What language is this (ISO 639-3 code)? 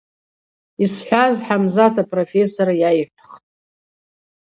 abq